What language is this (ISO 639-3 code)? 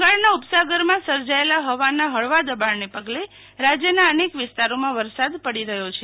guj